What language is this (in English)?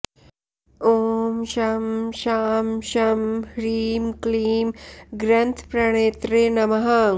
Sanskrit